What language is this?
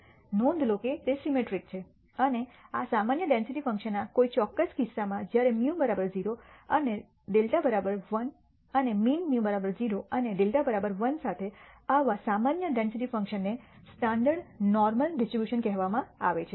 Gujarati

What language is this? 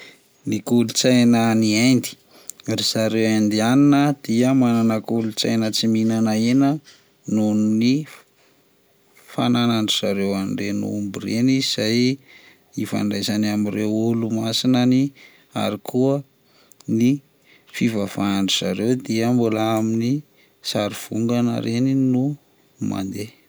Malagasy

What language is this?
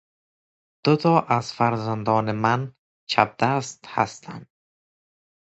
Persian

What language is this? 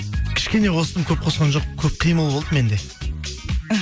Kazakh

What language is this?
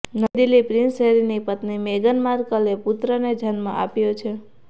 Gujarati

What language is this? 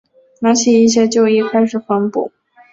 Chinese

